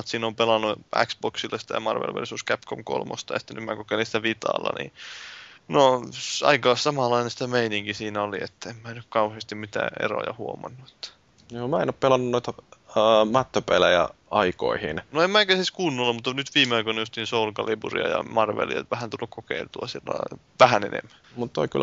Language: Finnish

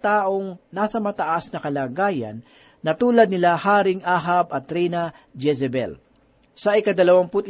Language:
Filipino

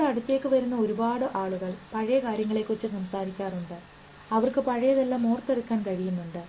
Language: Malayalam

